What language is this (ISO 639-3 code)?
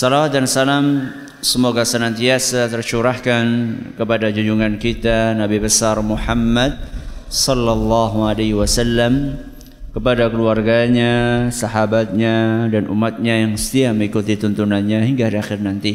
ind